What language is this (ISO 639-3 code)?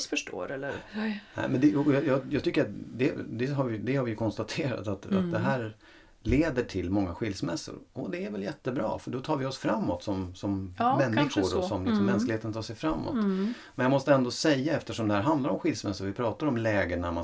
swe